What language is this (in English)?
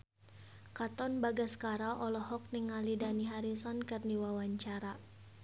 Sundanese